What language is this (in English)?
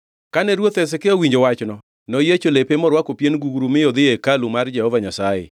Luo (Kenya and Tanzania)